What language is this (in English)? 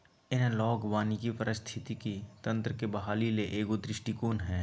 Magahi